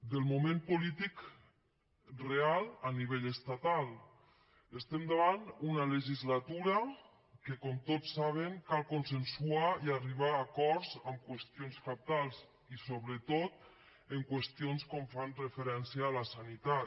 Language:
Catalan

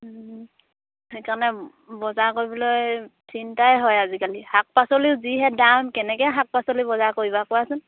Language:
Assamese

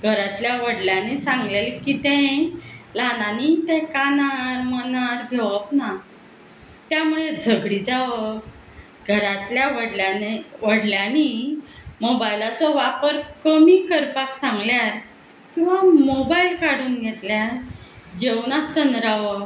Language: Konkani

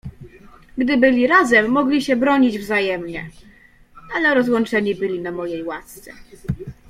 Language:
Polish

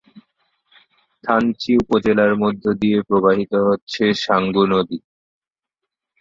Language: Bangla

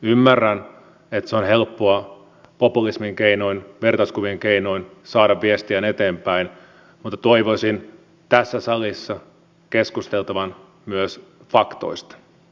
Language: Finnish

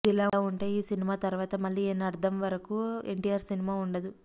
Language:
Telugu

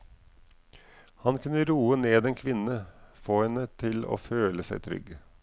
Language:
Norwegian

